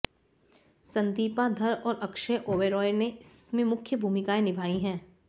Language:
Hindi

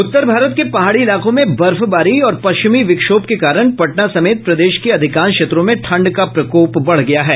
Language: Hindi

